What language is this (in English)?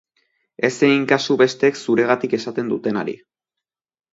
Basque